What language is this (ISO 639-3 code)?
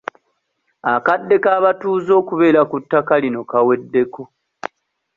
lug